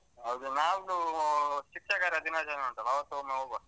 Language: Kannada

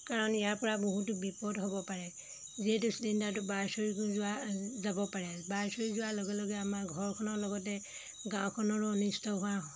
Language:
Assamese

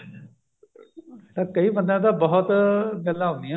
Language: Punjabi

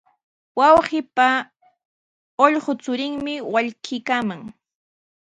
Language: Sihuas Ancash Quechua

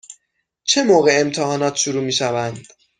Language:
Persian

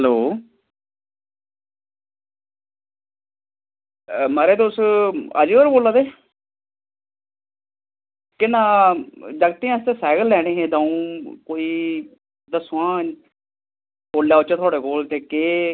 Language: Dogri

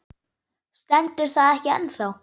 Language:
Icelandic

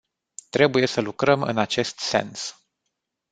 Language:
Romanian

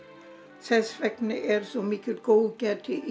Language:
Icelandic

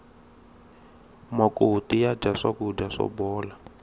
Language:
Tsonga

